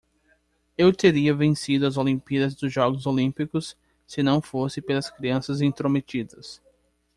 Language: Portuguese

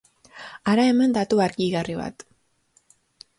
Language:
Basque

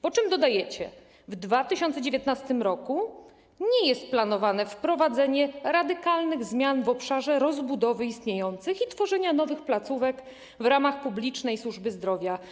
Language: Polish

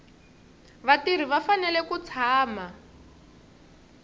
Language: Tsonga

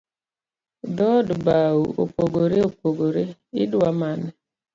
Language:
Luo (Kenya and Tanzania)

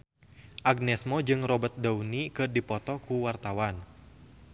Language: Sundanese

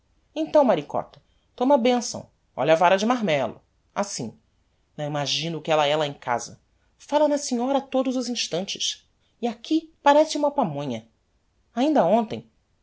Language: Portuguese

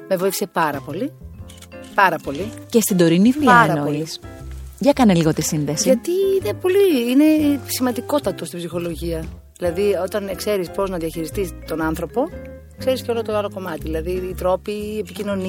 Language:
Greek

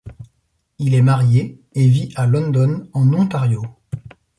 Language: French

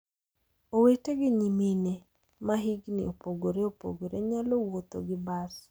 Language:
Luo (Kenya and Tanzania)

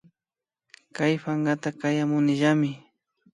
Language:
Imbabura Highland Quichua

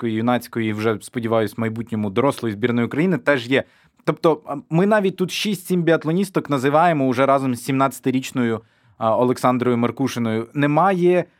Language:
Ukrainian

